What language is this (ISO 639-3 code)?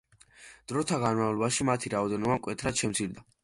kat